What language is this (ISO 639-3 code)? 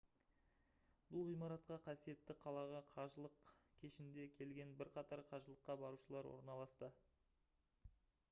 kaz